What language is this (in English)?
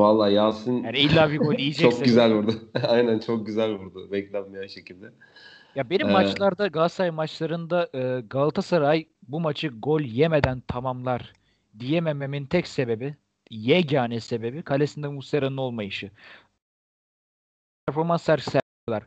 Turkish